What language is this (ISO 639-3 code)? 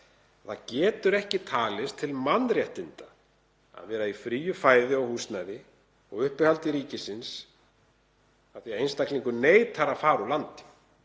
isl